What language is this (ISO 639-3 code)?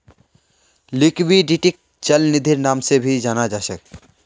mag